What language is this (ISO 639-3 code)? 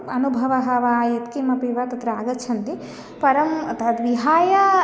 san